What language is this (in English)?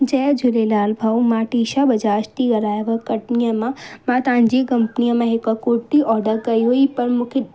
Sindhi